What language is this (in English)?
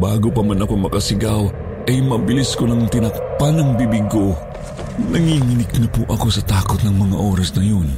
Filipino